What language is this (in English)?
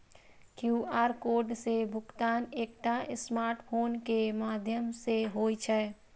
Maithili